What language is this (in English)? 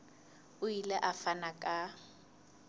Southern Sotho